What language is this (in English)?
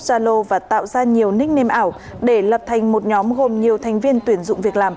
Vietnamese